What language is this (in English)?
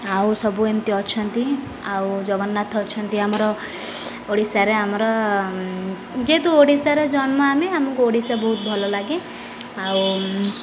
Odia